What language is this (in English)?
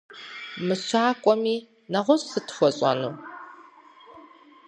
Kabardian